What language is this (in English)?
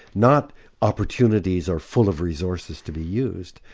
English